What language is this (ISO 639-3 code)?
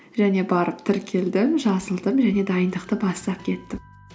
kaz